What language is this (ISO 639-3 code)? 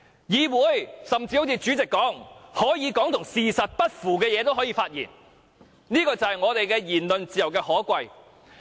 yue